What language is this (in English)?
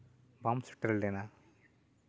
Santali